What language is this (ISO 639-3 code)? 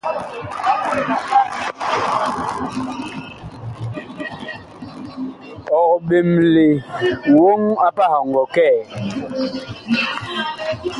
bkh